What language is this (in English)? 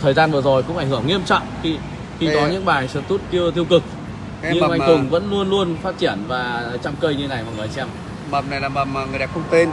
Vietnamese